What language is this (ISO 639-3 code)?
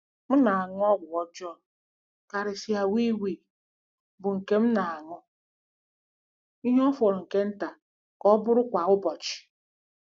ibo